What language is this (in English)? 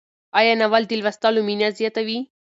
Pashto